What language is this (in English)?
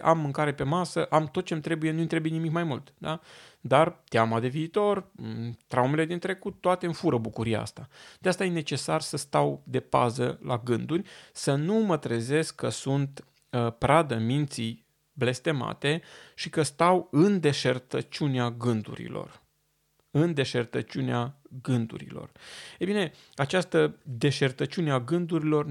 Romanian